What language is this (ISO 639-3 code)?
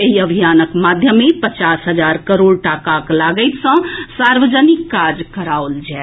mai